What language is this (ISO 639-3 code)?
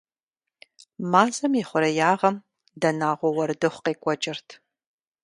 kbd